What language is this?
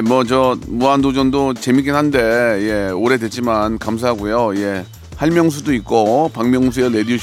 Korean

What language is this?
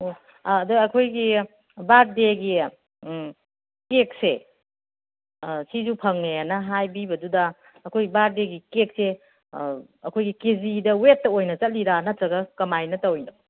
Manipuri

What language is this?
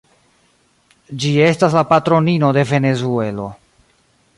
Esperanto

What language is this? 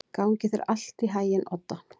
Icelandic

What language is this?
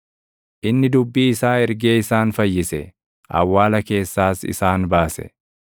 Oromo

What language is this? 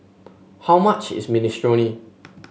English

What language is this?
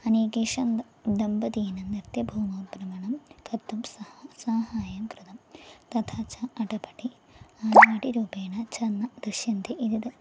Sanskrit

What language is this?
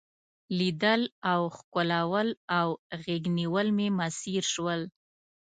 Pashto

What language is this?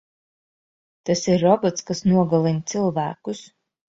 Latvian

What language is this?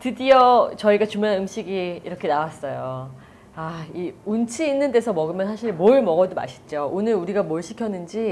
Korean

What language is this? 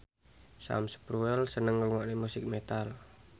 Javanese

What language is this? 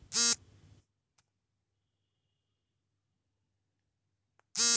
Kannada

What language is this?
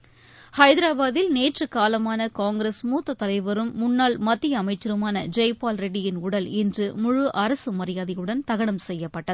Tamil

